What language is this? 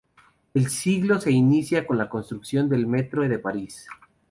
Spanish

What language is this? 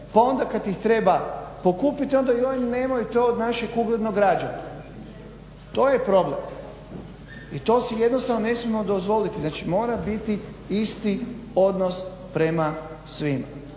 Croatian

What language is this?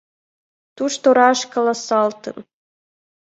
Mari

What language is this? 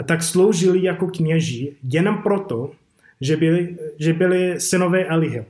Czech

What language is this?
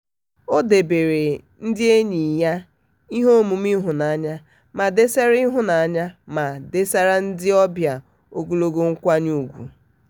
Igbo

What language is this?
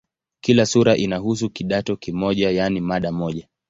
Swahili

